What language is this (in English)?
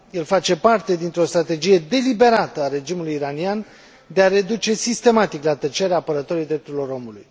Romanian